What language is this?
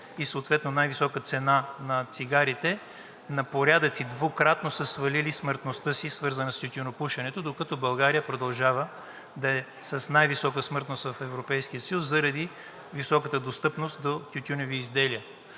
Bulgarian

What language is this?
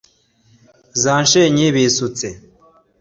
Kinyarwanda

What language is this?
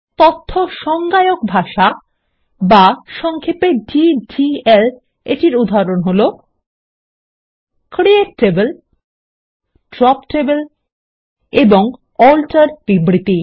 Bangla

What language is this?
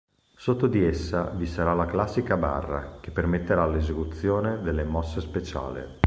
Italian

